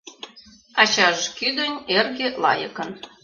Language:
Mari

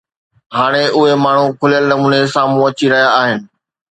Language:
Sindhi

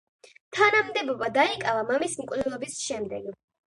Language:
Georgian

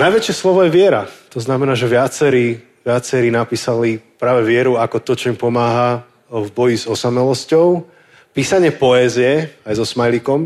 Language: Slovak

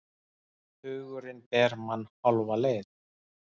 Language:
Icelandic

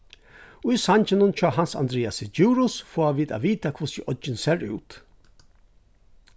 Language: Faroese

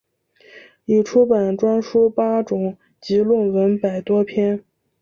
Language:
Chinese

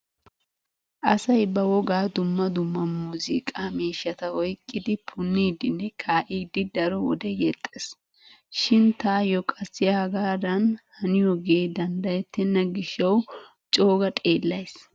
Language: Wolaytta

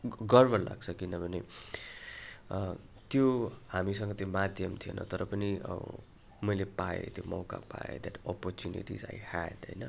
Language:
Nepali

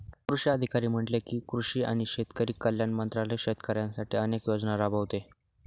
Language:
Marathi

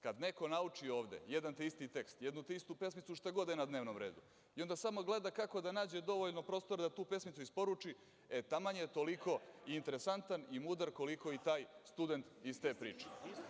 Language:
Serbian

